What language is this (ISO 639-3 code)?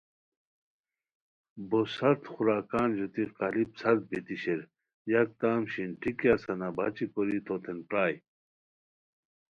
khw